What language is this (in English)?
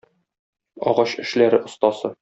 Tatar